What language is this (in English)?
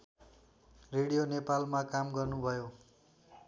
Nepali